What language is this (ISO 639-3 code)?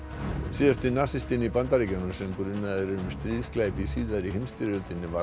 isl